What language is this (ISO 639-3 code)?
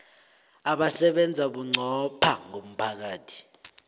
nbl